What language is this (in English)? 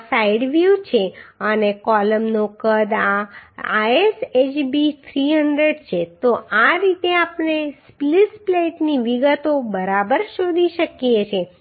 Gujarati